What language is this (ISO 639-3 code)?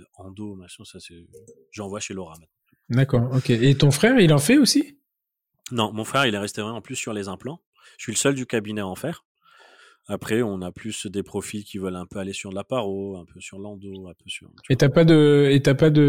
fra